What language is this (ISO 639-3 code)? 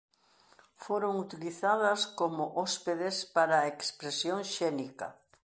glg